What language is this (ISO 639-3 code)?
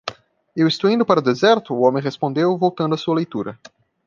por